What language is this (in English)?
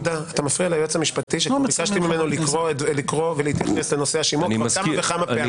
Hebrew